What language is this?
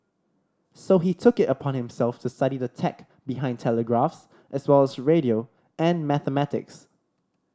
English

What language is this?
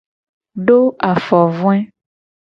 Gen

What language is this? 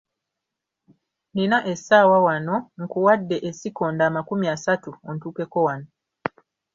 Ganda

